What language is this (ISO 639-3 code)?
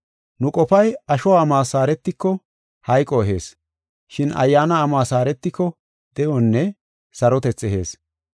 gof